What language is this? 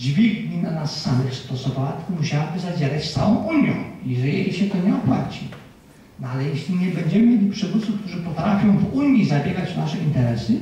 Polish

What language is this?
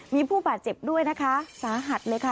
Thai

